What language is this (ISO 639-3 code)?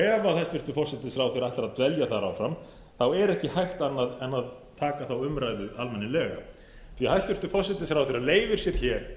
isl